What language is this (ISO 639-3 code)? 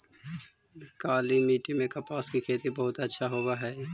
mag